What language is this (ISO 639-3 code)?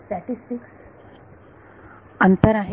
mar